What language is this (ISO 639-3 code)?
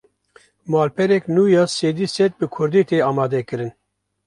kur